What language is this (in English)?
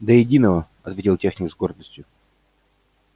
Russian